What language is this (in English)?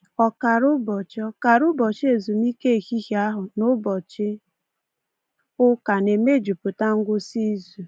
Igbo